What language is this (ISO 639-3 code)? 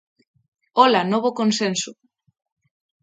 glg